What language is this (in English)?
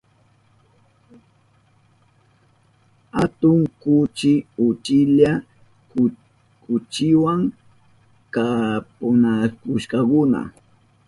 Southern Pastaza Quechua